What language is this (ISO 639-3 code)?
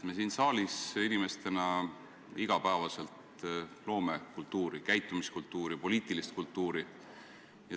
est